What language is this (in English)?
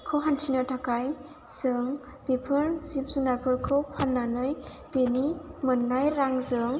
Bodo